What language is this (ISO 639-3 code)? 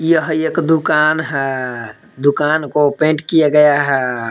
hin